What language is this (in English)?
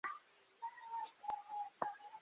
Esperanto